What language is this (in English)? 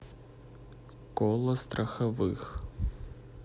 Russian